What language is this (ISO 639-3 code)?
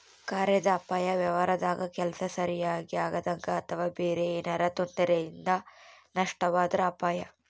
kan